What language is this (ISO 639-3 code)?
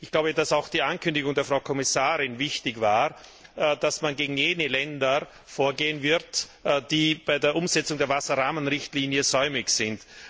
deu